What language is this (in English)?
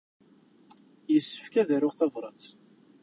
Kabyle